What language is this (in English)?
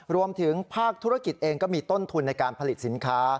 Thai